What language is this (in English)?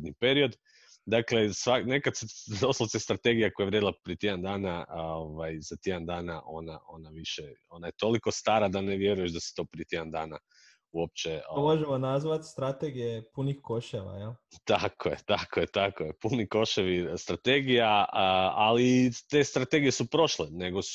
Croatian